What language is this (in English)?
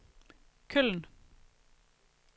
Danish